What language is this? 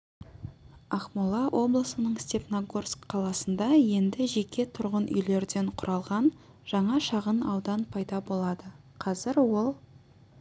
Kazakh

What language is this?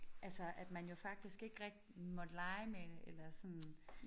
Danish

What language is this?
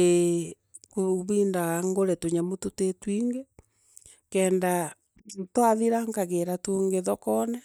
Meru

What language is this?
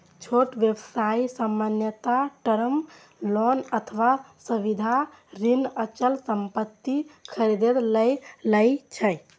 Maithili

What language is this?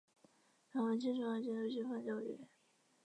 Chinese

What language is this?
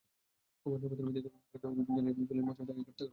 Bangla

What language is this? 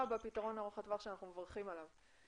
Hebrew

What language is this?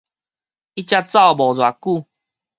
Min Nan Chinese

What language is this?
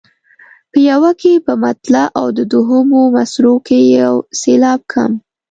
Pashto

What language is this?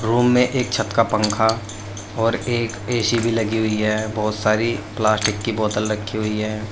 Hindi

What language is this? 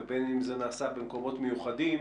Hebrew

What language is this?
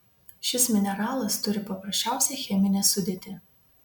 Lithuanian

